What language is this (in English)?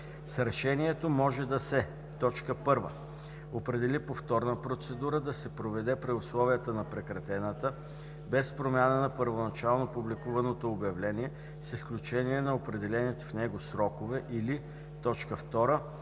Bulgarian